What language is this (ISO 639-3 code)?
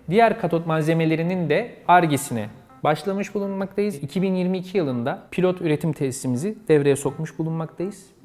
tur